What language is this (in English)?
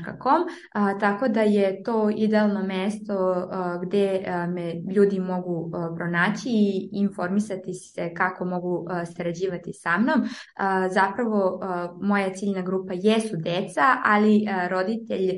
Croatian